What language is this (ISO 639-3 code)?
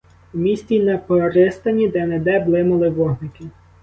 ukr